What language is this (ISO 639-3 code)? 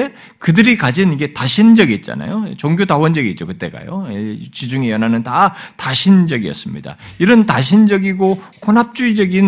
kor